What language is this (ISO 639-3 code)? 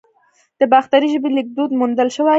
pus